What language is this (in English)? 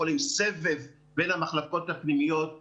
Hebrew